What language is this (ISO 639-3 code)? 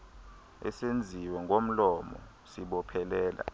xho